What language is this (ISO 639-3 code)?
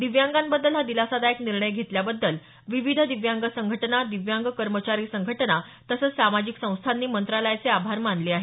mar